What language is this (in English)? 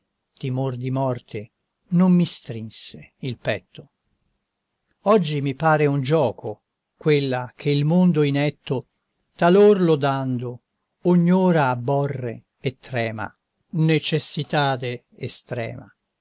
Italian